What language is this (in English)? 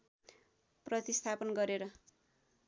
Nepali